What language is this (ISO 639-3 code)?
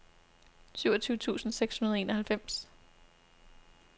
dan